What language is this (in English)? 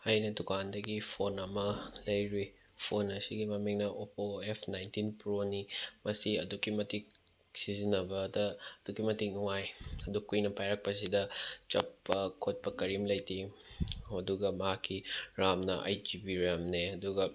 Manipuri